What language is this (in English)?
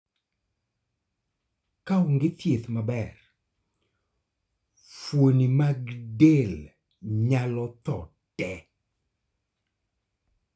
Luo (Kenya and Tanzania)